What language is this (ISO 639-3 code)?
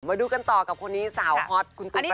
tha